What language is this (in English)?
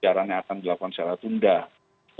Indonesian